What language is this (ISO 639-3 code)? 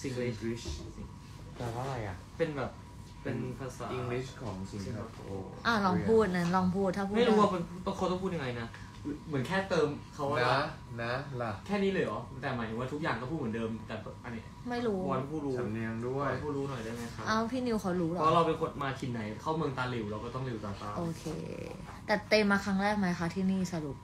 tha